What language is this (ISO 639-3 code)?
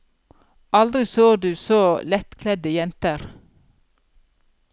nor